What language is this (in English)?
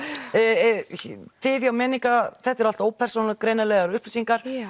Icelandic